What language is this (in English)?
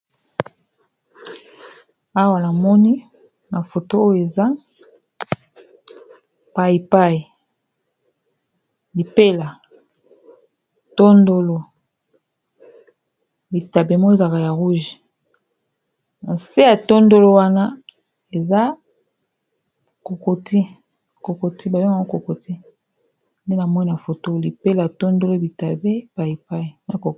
Lingala